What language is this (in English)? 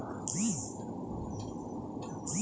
Bangla